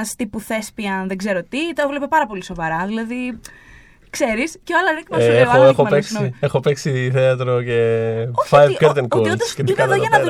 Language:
Greek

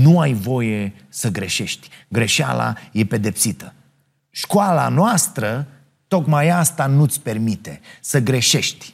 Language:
Romanian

